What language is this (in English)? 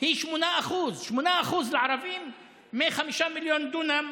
Hebrew